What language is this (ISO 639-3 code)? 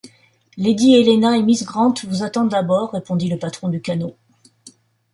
fra